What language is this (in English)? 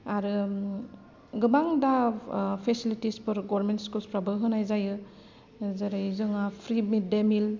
Bodo